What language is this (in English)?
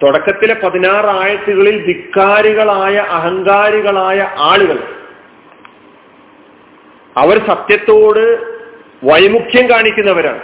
Malayalam